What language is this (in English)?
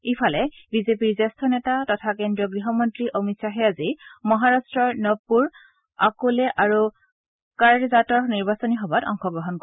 Assamese